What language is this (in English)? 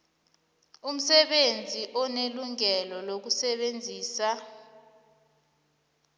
South Ndebele